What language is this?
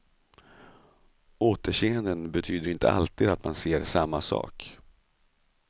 Swedish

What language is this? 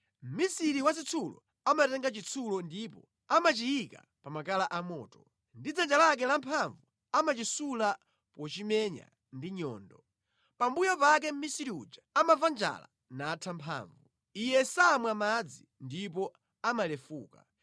Nyanja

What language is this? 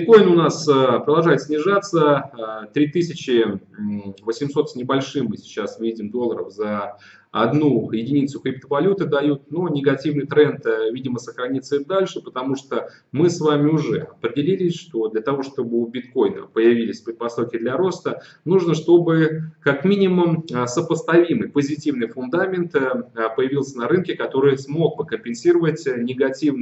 Russian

